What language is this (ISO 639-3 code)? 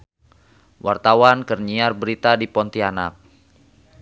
sun